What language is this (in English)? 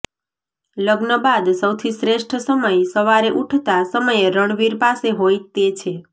Gujarati